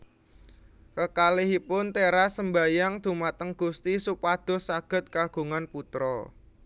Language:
Javanese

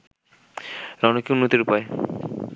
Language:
Bangla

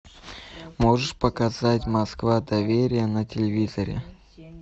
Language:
Russian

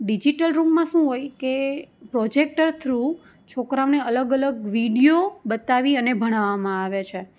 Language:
Gujarati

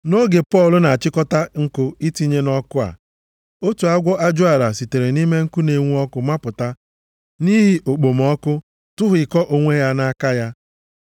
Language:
Igbo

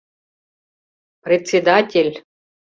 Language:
Mari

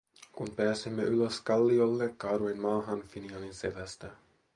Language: Finnish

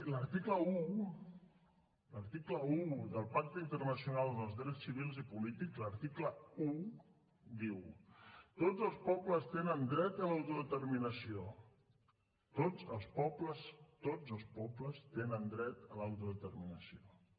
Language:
Catalan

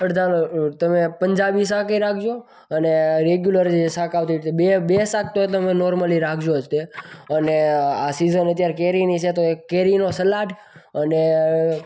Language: Gujarati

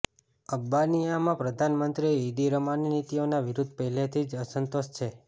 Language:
Gujarati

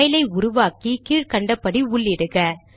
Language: Tamil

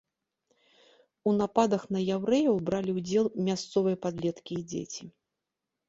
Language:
Belarusian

